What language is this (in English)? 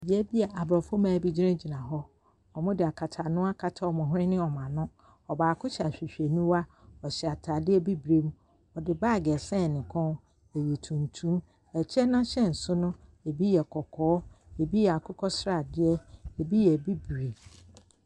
Akan